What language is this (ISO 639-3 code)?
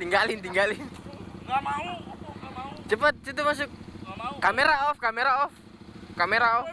ind